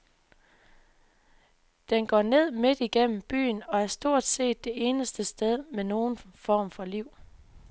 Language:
Danish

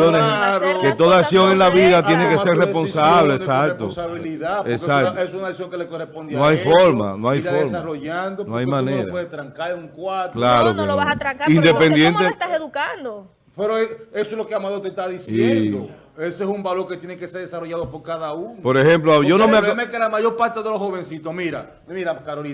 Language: Spanish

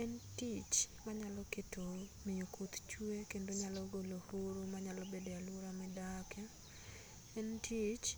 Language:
Luo (Kenya and Tanzania)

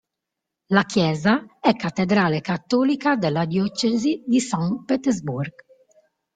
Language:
Italian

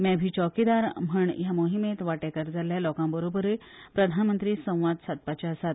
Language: Konkani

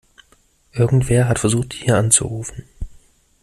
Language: German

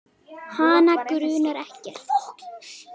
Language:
Icelandic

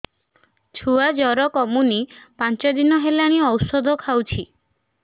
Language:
Odia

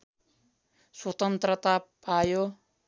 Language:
Nepali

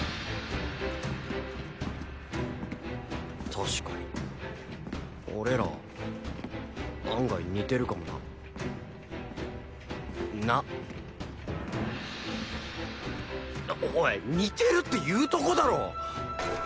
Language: Japanese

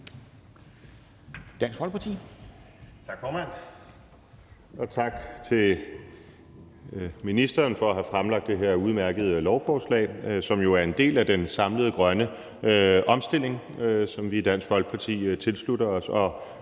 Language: Danish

